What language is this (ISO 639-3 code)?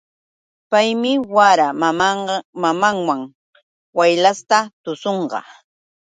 qux